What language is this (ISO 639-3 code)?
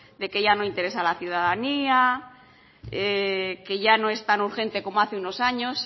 spa